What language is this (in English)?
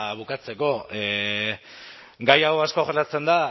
Basque